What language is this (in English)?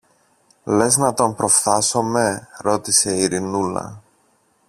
Greek